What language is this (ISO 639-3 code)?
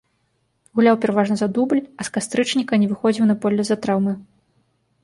bel